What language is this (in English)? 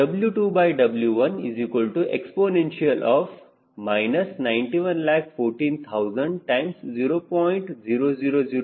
Kannada